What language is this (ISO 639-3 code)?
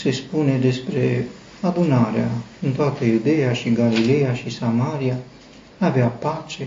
ron